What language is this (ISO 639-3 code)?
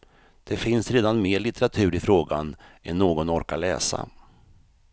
swe